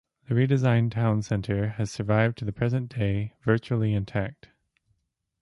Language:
English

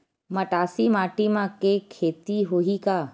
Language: Chhattisgarhi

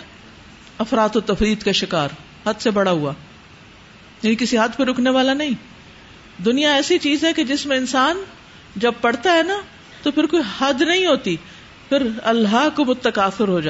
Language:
Urdu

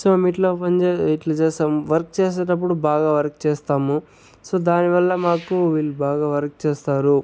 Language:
Telugu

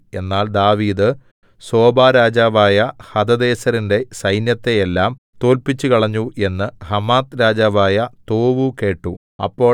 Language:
Malayalam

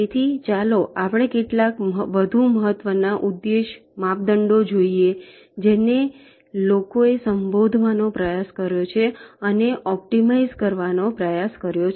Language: Gujarati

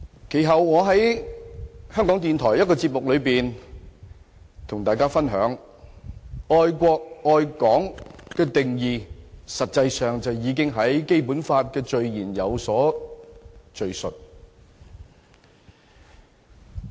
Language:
Cantonese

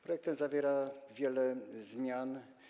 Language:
Polish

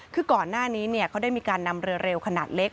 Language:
Thai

